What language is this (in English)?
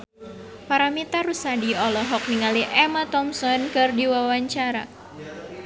Sundanese